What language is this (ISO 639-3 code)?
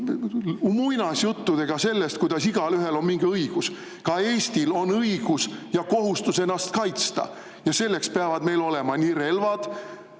est